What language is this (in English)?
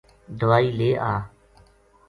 Gujari